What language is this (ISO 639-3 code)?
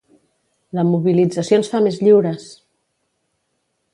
cat